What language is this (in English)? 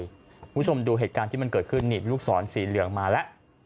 Thai